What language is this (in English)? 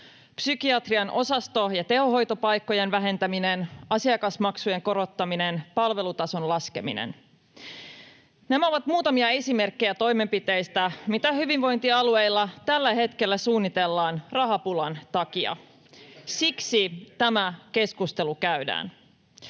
Finnish